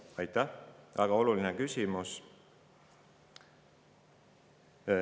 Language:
Estonian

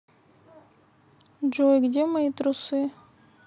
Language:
Russian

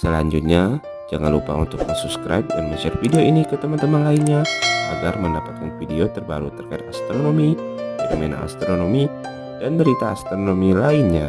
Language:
Indonesian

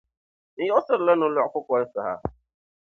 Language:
Dagbani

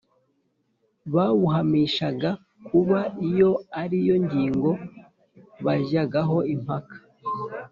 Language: Kinyarwanda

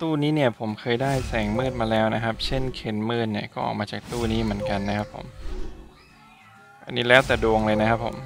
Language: Thai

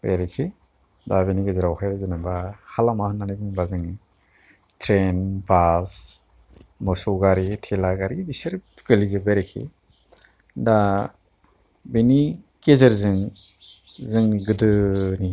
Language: Bodo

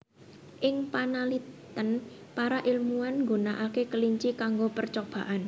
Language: Javanese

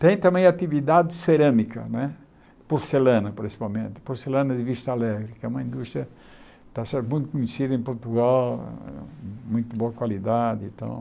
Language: Portuguese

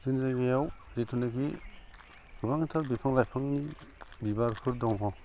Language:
Bodo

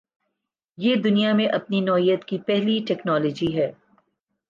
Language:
Urdu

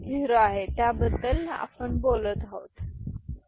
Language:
Marathi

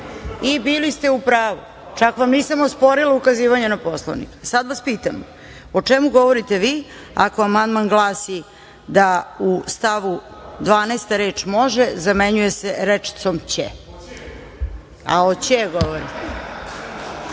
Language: Serbian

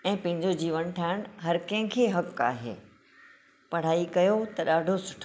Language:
Sindhi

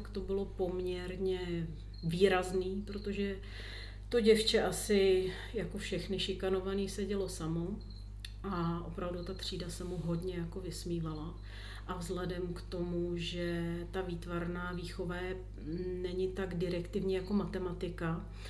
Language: Czech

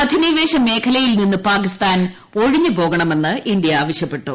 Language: Malayalam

